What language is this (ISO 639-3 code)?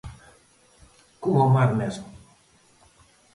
glg